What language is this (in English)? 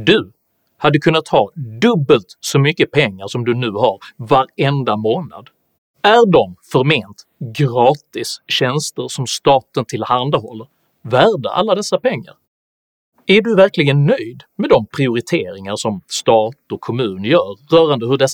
Swedish